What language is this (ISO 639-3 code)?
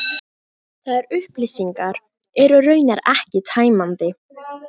isl